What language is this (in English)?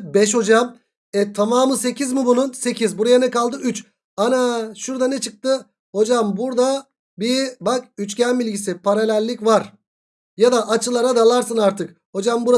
Turkish